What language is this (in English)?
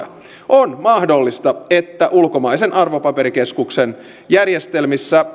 Finnish